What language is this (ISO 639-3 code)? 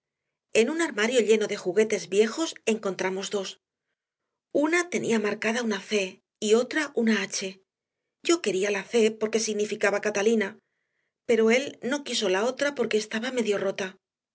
spa